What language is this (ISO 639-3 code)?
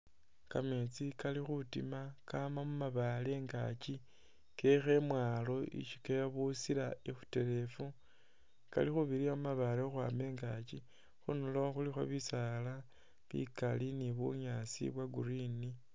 myx